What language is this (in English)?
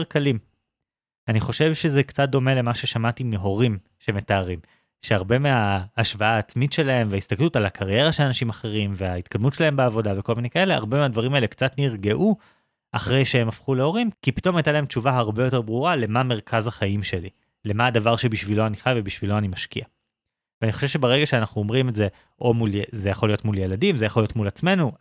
Hebrew